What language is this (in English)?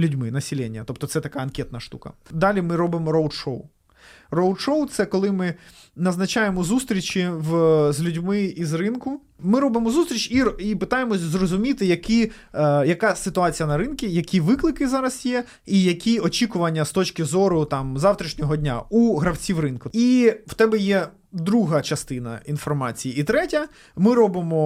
Ukrainian